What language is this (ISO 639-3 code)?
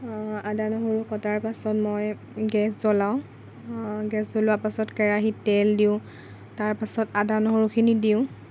asm